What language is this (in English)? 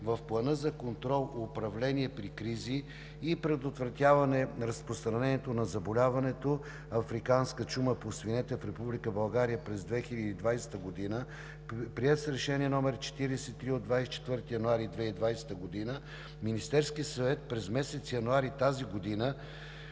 Bulgarian